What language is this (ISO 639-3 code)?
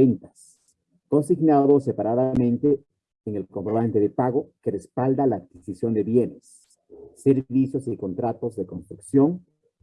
spa